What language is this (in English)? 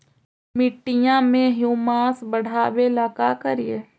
Magahi